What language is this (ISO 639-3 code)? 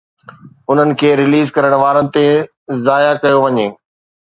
snd